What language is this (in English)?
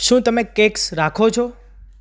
Gujarati